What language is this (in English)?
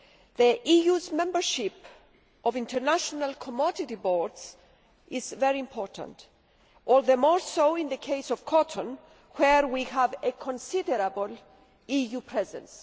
English